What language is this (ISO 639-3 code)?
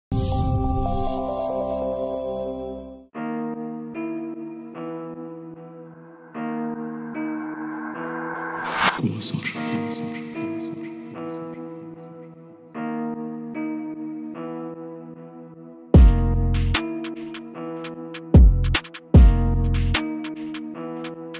ara